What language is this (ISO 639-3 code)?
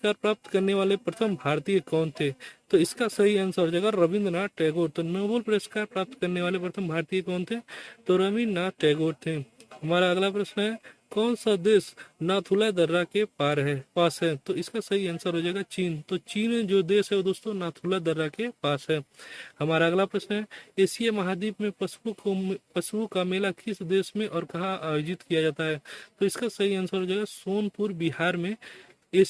hin